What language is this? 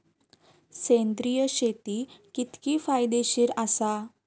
Marathi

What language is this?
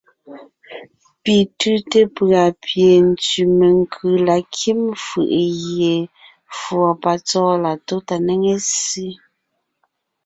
Ngiemboon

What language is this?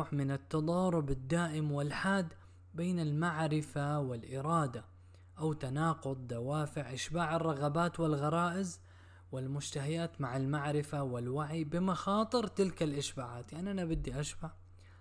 Arabic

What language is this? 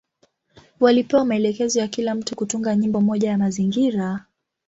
Swahili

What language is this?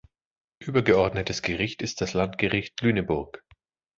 German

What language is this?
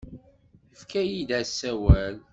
Kabyle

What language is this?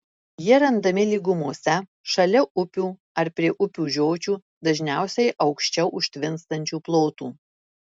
Lithuanian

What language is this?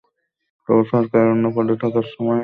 Bangla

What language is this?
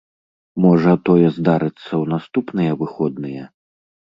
Belarusian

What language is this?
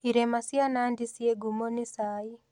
Kikuyu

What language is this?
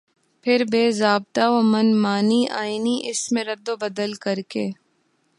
Urdu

